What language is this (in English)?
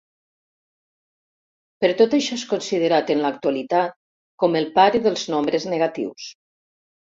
Catalan